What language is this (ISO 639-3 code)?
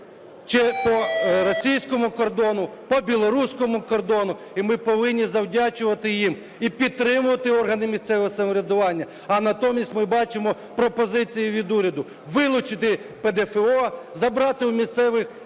ukr